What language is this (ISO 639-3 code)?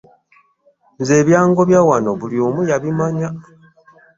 lug